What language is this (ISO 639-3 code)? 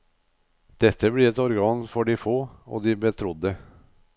nor